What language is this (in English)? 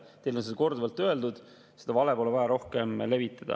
Estonian